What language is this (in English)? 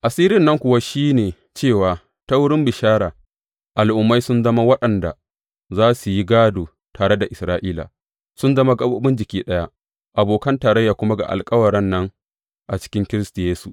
Hausa